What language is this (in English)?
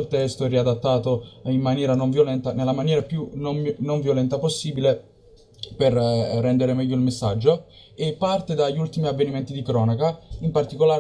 Italian